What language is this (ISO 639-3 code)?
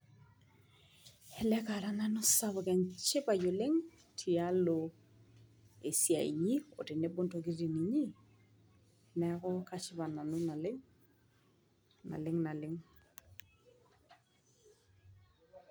mas